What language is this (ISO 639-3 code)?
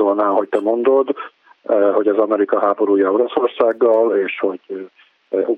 hun